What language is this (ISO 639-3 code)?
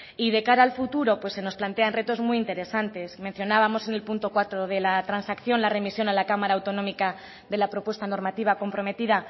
spa